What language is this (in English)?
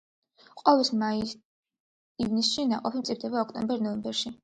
Georgian